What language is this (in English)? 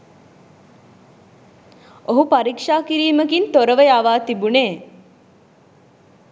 Sinhala